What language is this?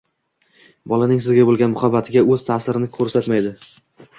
Uzbek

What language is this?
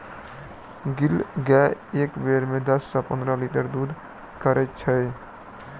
Maithili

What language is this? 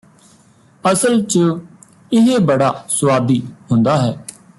Punjabi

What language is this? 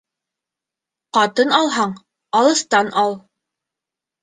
Bashkir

